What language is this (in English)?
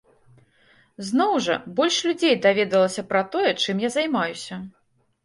Belarusian